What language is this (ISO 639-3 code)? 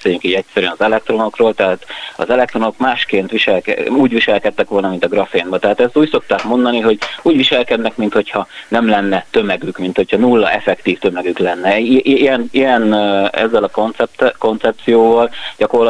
hun